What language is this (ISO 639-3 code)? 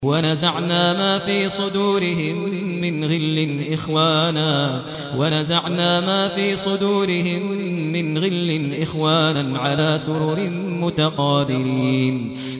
ara